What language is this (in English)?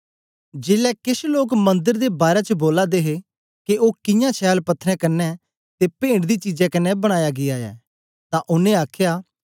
Dogri